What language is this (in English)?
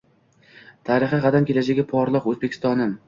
Uzbek